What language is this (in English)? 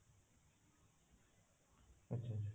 Odia